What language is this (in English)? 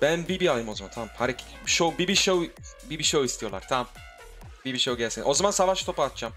Turkish